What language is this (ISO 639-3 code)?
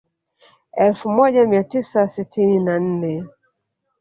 swa